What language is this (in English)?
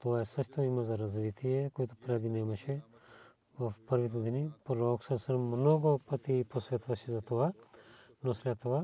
Bulgarian